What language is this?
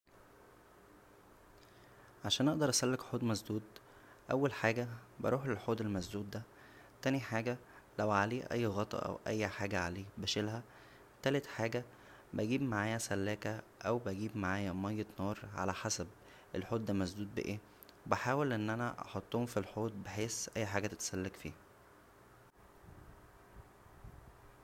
Egyptian Arabic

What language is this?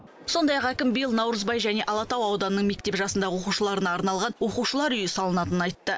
Kazakh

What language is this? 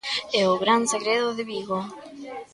Galician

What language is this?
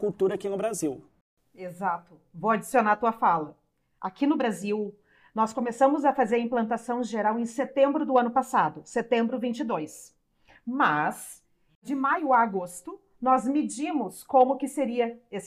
Portuguese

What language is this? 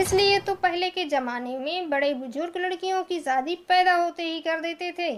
Hindi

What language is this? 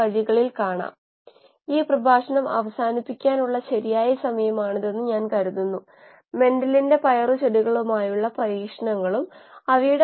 Malayalam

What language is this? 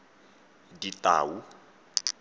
Tswana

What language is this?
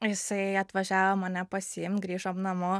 Lithuanian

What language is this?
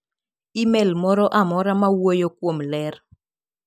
Luo (Kenya and Tanzania)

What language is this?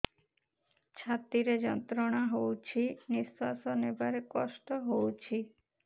Odia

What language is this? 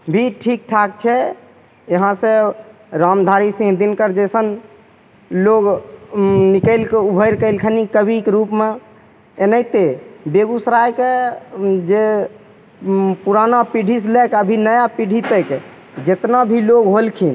Maithili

